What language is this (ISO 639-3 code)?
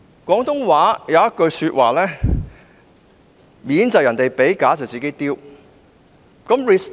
yue